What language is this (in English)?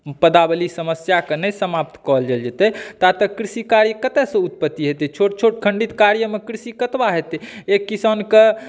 Maithili